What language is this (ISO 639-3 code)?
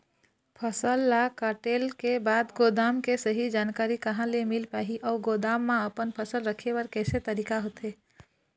hne